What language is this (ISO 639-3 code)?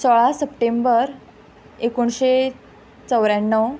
kok